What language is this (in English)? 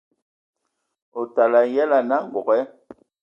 Ewondo